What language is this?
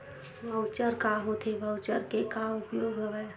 Chhattisgarhi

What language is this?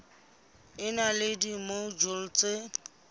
Southern Sotho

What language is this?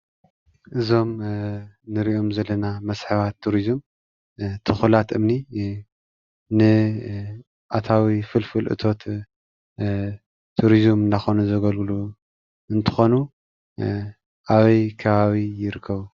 Tigrinya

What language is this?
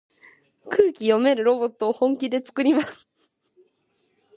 Japanese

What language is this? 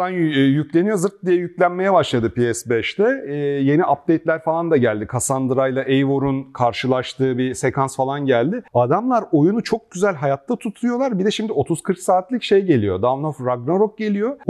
Turkish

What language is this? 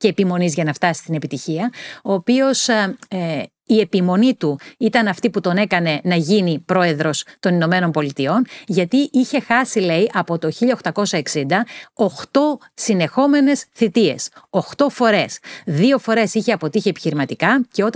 Greek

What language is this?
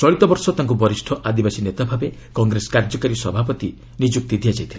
Odia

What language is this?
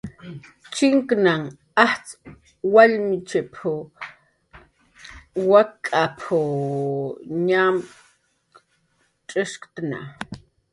Jaqaru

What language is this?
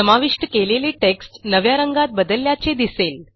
Marathi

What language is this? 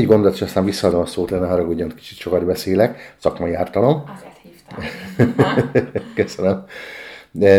Hungarian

